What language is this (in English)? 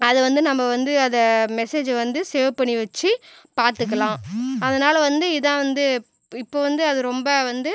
Tamil